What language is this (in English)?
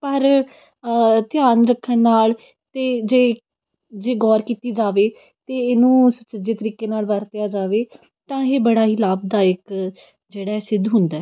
Punjabi